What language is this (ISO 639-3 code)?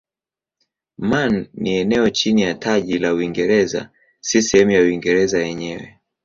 swa